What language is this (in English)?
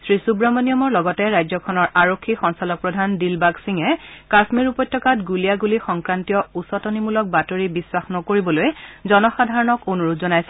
Assamese